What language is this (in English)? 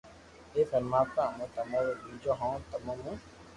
Loarki